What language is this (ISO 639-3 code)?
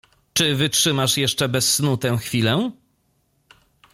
pol